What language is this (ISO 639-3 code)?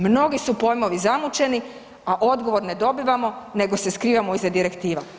hrv